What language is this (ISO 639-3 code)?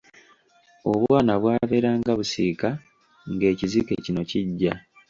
lug